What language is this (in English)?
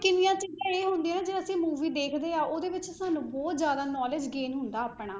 Punjabi